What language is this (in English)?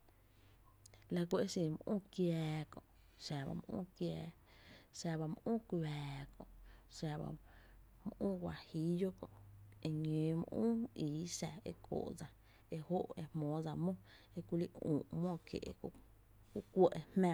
Tepinapa Chinantec